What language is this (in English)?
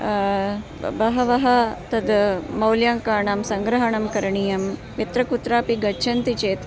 Sanskrit